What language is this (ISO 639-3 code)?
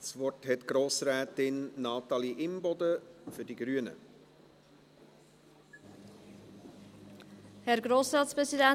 gsw